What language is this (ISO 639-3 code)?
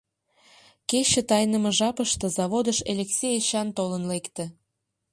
chm